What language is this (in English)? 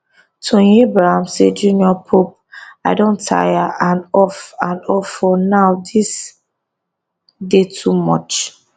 Nigerian Pidgin